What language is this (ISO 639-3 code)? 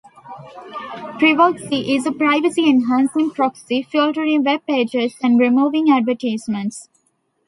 eng